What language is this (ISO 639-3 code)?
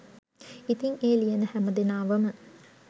sin